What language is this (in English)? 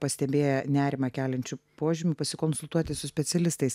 Lithuanian